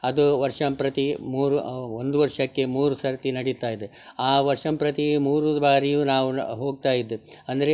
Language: Kannada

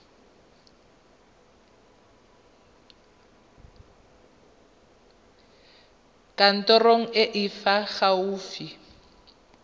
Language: Tswana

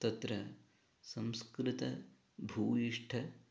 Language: Sanskrit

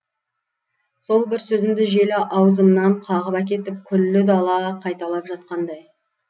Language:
Kazakh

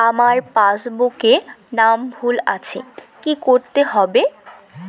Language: Bangla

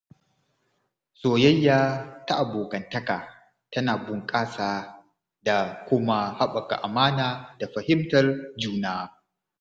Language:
Hausa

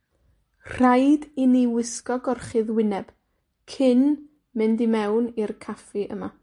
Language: Welsh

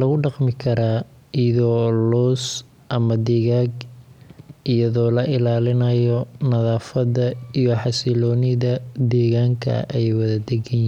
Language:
Somali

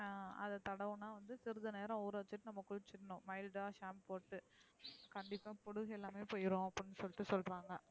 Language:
Tamil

